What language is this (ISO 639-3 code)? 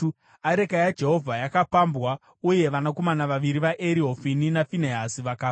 sna